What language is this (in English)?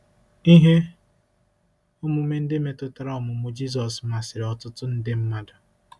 Igbo